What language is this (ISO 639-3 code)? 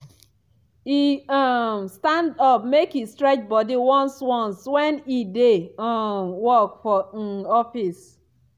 pcm